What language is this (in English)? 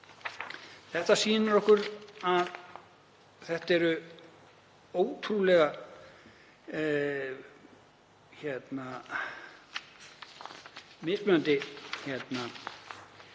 Icelandic